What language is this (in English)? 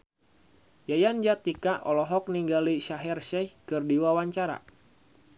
Sundanese